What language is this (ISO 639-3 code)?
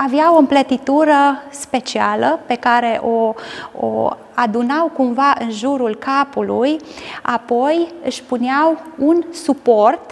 ron